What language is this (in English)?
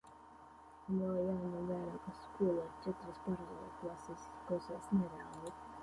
Latvian